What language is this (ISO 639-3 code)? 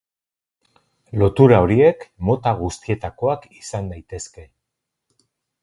eus